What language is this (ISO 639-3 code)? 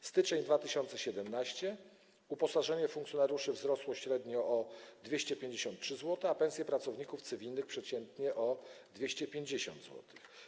pol